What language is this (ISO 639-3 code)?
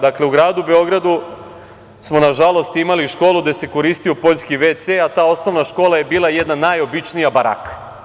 srp